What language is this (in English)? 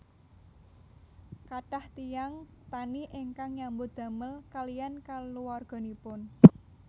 Javanese